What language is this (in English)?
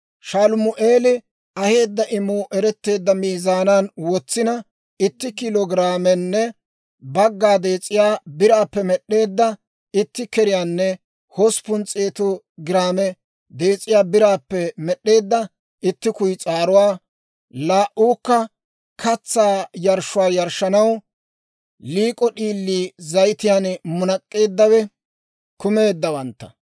Dawro